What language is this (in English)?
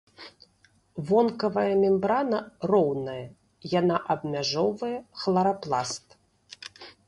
Belarusian